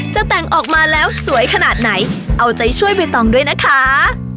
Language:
Thai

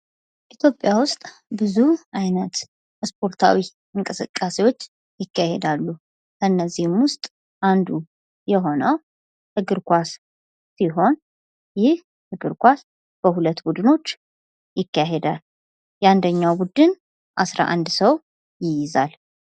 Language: Amharic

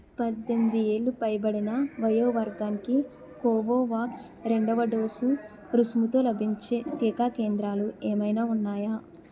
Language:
Telugu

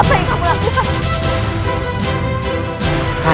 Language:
Indonesian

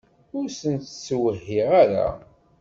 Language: Kabyle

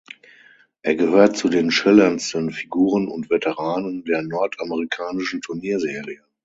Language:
German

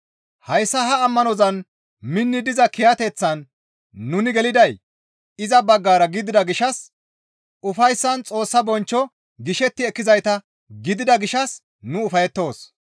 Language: Gamo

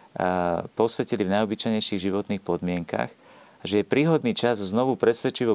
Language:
Slovak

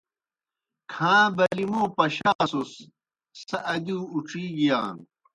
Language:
Kohistani Shina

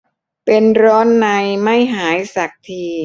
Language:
Thai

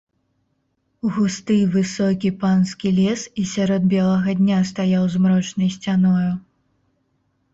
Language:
Belarusian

